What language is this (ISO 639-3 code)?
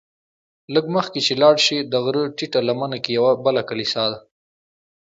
pus